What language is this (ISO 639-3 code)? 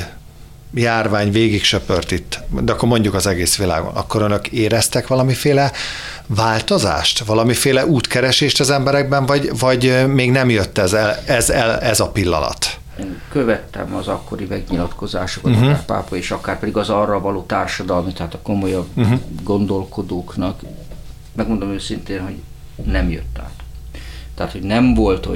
hun